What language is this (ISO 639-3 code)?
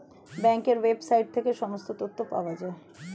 ben